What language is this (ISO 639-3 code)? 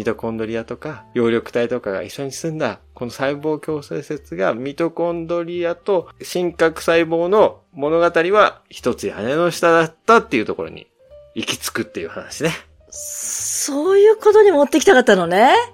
jpn